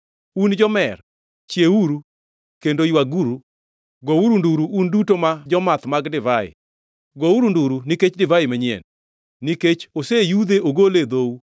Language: Luo (Kenya and Tanzania)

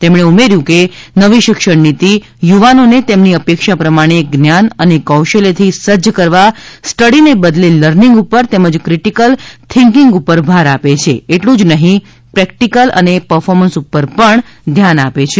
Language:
Gujarati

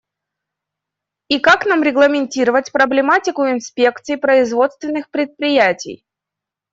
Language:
Russian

